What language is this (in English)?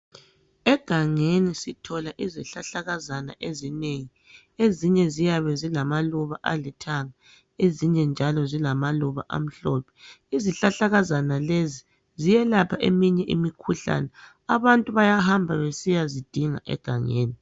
North Ndebele